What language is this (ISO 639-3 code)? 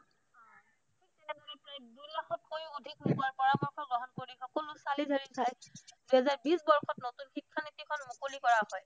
asm